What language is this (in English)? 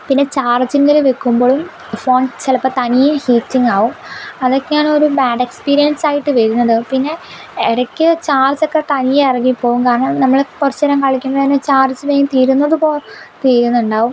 Malayalam